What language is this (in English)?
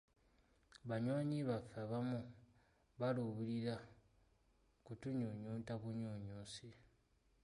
Ganda